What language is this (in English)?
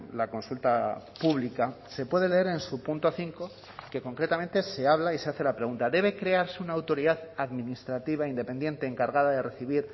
Spanish